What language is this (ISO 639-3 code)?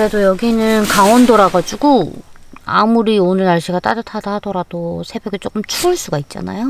kor